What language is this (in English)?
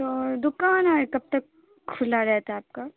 Urdu